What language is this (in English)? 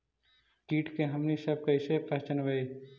Magahi